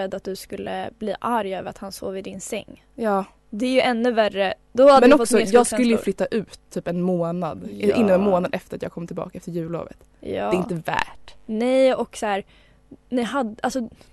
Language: Swedish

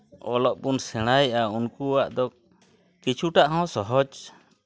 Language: Santali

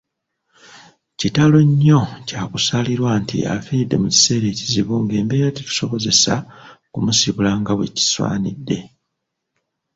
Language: Ganda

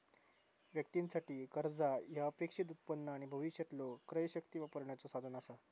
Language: Marathi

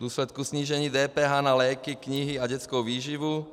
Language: Czech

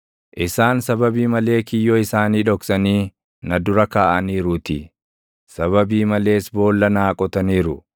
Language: Oromo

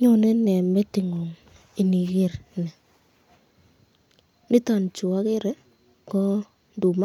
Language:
Kalenjin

